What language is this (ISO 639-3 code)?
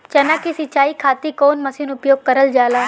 bho